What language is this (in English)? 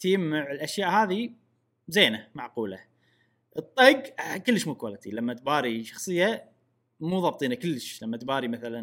Arabic